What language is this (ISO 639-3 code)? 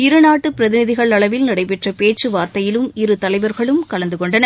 tam